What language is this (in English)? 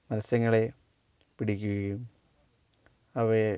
Malayalam